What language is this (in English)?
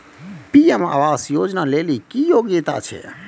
Maithili